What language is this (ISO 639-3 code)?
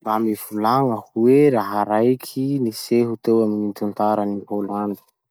msh